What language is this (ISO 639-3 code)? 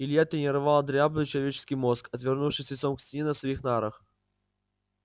rus